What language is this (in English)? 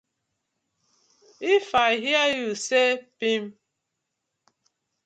Nigerian Pidgin